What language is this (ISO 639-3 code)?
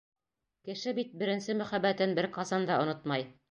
bak